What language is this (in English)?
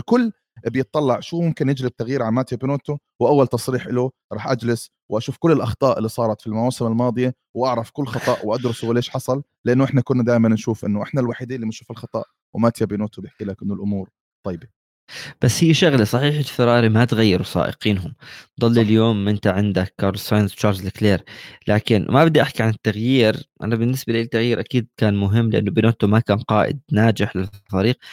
Arabic